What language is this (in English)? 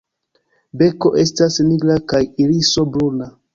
Esperanto